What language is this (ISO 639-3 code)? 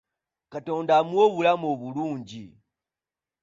lug